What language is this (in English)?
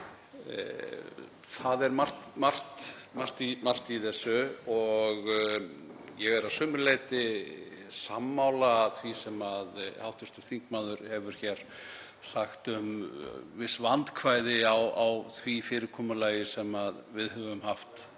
Icelandic